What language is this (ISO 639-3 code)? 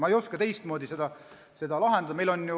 est